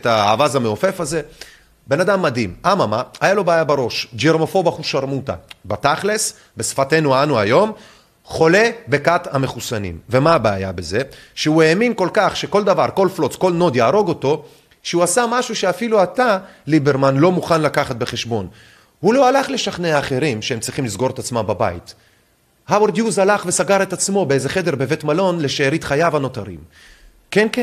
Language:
Hebrew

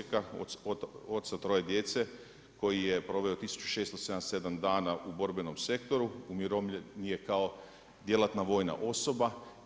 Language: Croatian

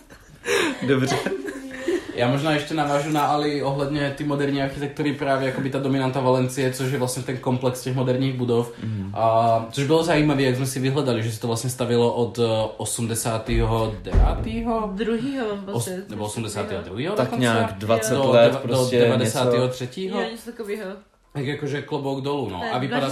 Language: Czech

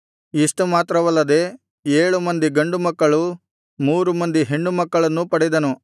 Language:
Kannada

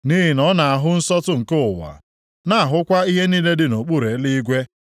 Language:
Igbo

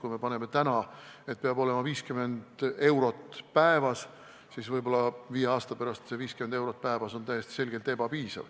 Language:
Estonian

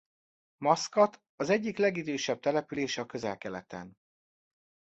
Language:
Hungarian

